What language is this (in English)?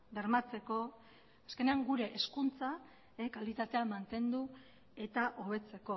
Basque